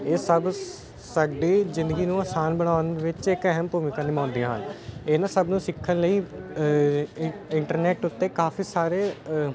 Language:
Punjabi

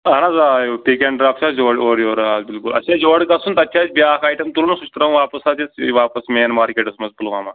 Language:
Kashmiri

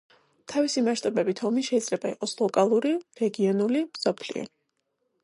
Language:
Georgian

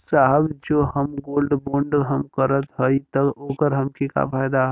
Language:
Bhojpuri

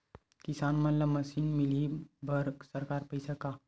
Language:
Chhattisgarhi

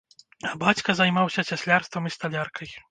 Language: Belarusian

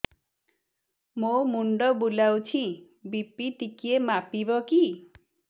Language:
Odia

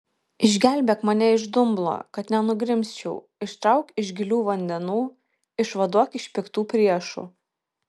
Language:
Lithuanian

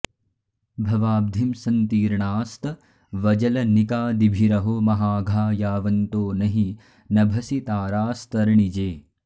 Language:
Sanskrit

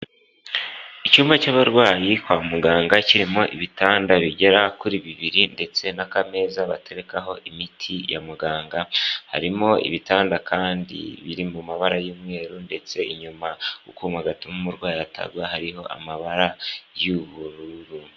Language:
Kinyarwanda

